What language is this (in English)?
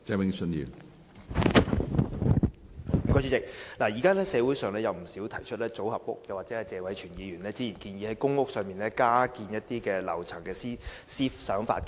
Cantonese